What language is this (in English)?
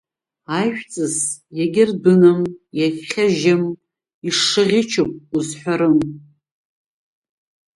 Abkhazian